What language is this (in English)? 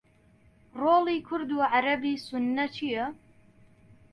Central Kurdish